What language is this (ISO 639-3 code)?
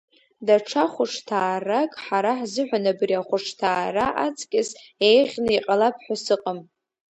abk